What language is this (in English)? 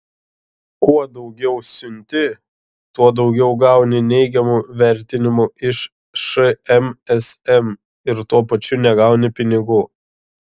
Lithuanian